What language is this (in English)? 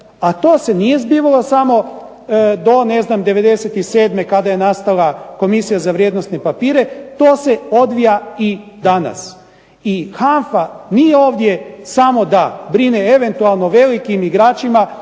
Croatian